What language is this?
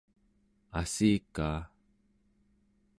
Central Yupik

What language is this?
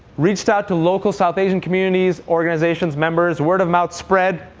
English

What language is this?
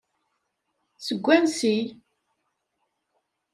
Kabyle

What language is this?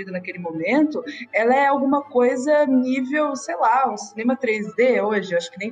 Portuguese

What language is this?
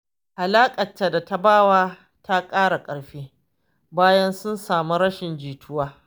Hausa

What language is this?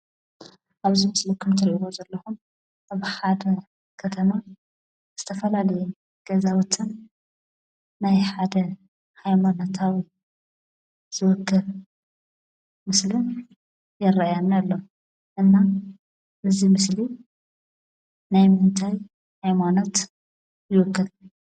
Tigrinya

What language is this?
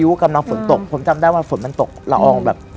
Thai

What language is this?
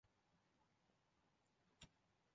Chinese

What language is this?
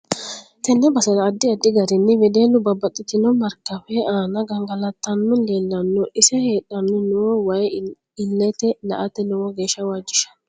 Sidamo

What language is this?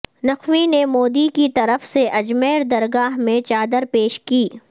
Urdu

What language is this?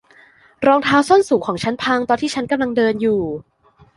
Thai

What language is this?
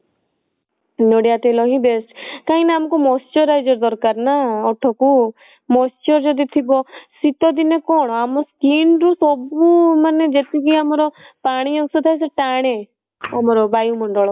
Odia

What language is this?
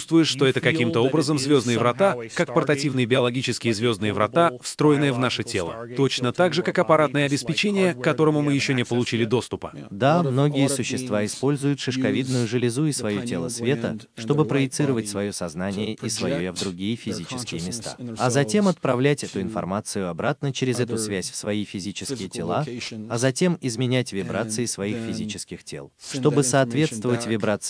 Russian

